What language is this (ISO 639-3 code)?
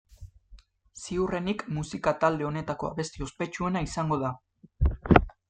eus